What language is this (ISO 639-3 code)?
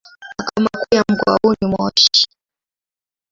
swa